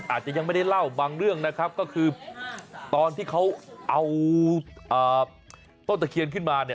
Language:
Thai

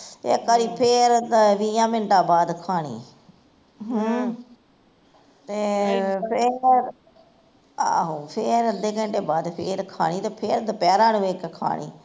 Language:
Punjabi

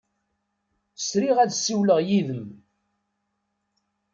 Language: Kabyle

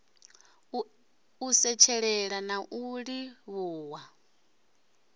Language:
Venda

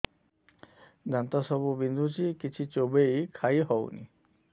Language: Odia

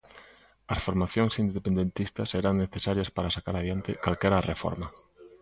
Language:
Galician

